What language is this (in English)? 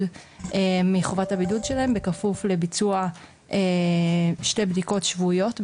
Hebrew